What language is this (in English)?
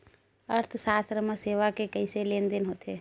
Chhattisgarhi